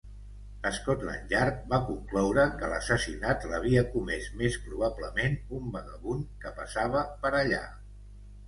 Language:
Catalan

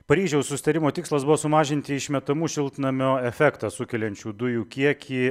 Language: Lithuanian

